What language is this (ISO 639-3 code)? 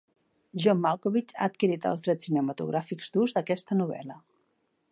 cat